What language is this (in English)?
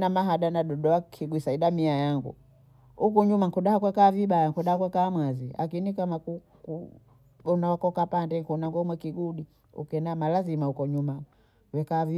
Bondei